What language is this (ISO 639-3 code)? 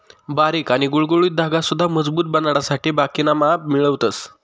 mar